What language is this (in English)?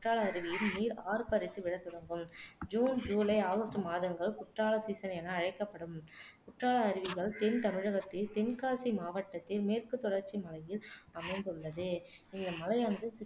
Tamil